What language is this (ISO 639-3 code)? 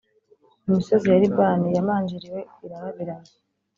kin